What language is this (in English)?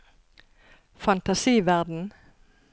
Norwegian